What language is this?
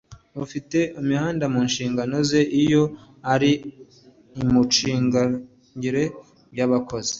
Kinyarwanda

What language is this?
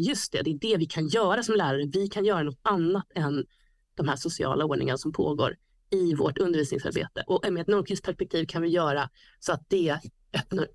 Swedish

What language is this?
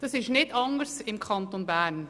Swiss German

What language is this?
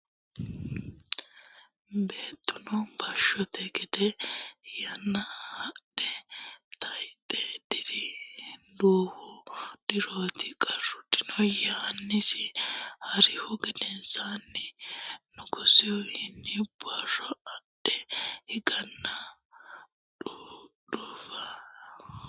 Sidamo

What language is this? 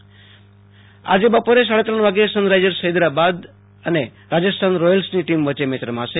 Gujarati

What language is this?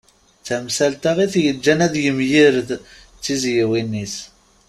Kabyle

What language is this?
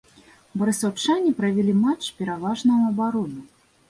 Belarusian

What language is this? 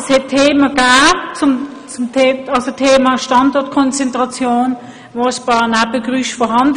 Swiss German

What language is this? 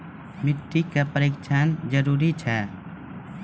Maithili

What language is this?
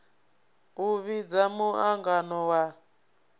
Venda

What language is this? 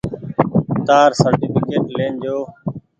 Goaria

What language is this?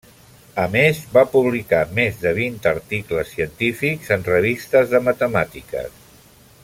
Catalan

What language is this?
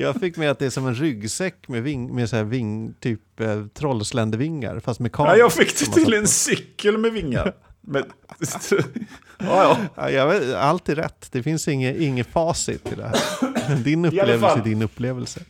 Swedish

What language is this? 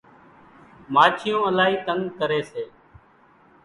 Kachi Koli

